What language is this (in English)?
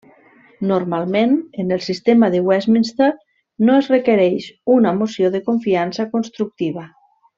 Catalan